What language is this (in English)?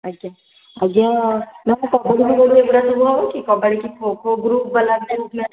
Odia